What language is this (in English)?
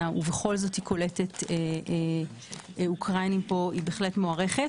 Hebrew